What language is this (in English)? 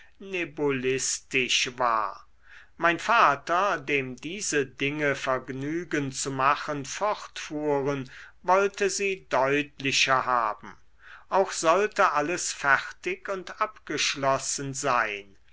German